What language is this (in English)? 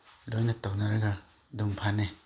Manipuri